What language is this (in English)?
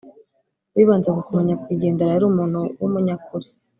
Kinyarwanda